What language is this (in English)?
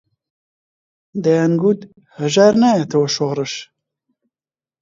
Central Kurdish